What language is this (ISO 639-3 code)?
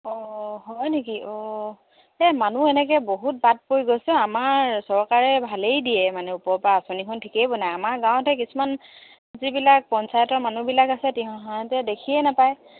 asm